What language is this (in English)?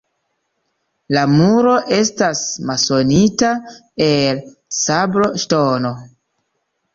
Esperanto